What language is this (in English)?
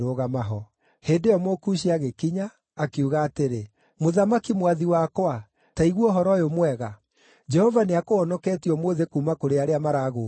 Kikuyu